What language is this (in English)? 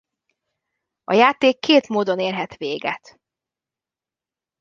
Hungarian